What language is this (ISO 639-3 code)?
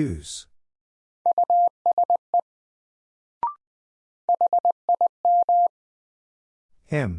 eng